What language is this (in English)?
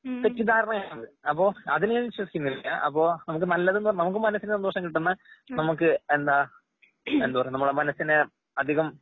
Malayalam